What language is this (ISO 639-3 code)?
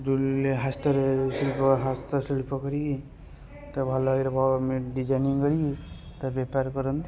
ori